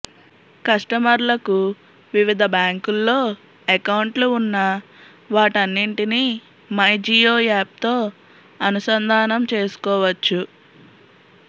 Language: Telugu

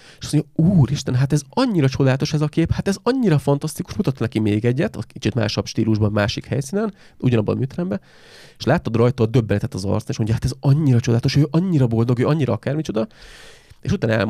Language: Hungarian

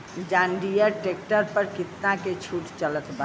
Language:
Bhojpuri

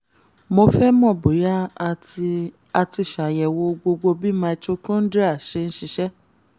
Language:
Yoruba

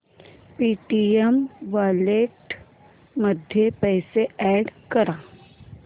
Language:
Marathi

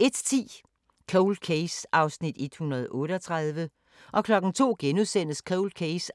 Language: Danish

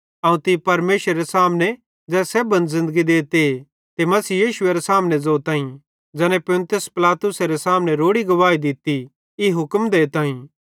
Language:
Bhadrawahi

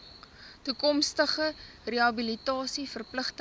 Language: Afrikaans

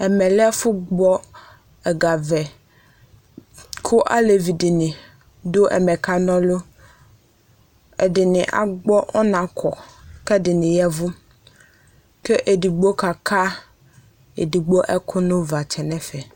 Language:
Ikposo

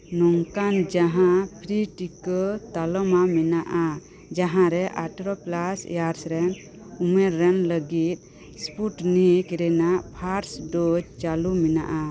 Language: Santali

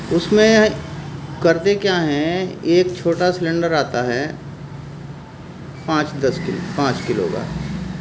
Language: Urdu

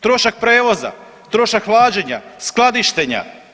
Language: Croatian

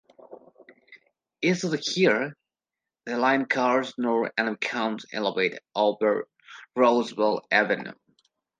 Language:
English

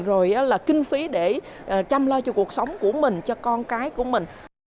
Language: Vietnamese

